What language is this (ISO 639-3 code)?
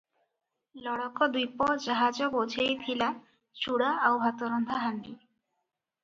ori